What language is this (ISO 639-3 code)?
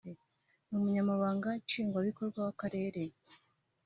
kin